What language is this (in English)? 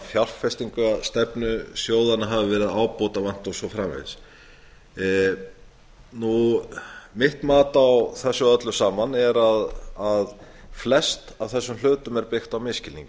Icelandic